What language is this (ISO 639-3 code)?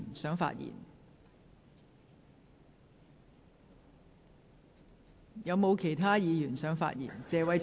yue